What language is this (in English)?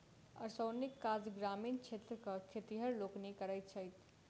Maithili